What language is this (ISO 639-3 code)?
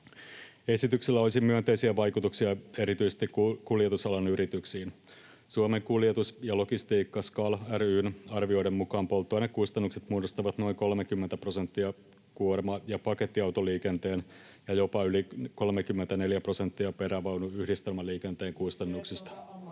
fin